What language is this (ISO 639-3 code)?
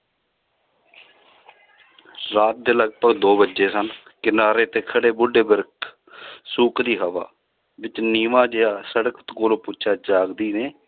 pan